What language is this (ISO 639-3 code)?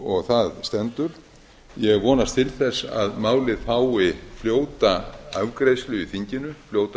isl